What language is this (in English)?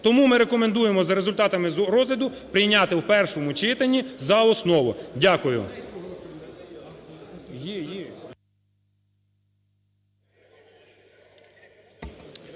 Ukrainian